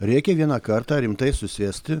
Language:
Lithuanian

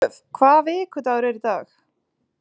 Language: Icelandic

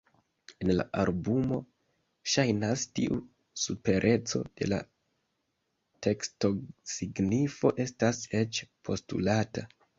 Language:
Esperanto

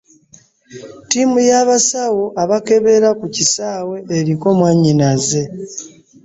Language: Ganda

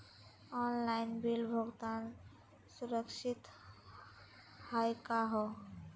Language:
Magahi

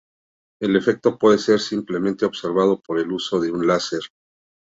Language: Spanish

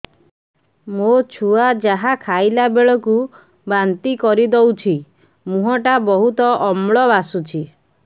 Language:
Odia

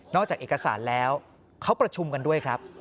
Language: Thai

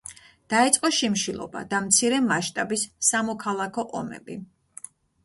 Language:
Georgian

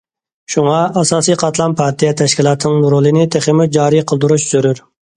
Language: Uyghur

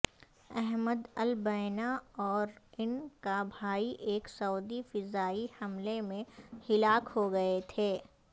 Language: Urdu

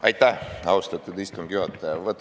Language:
Estonian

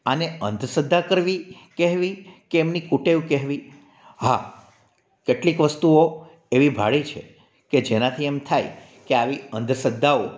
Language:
Gujarati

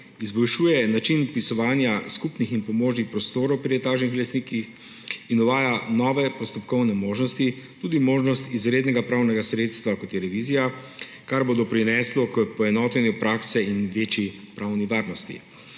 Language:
Slovenian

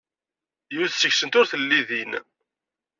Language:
Kabyle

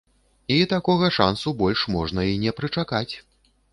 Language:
Belarusian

